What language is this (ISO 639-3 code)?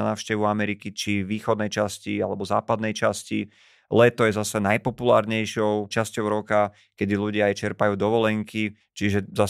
slk